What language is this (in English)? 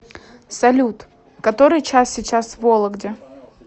Russian